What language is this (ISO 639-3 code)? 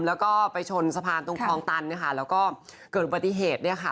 tha